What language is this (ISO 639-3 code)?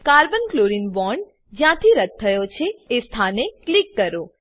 guj